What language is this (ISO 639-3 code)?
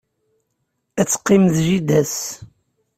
kab